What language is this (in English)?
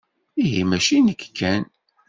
Kabyle